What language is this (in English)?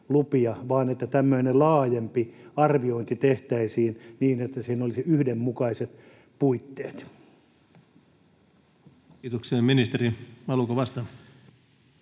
Finnish